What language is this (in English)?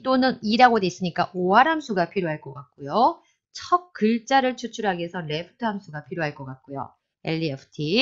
Korean